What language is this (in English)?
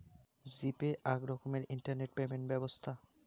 Bangla